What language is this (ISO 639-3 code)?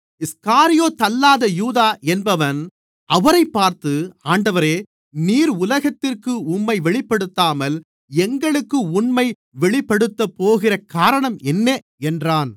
tam